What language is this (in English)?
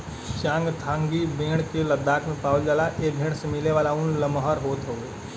Bhojpuri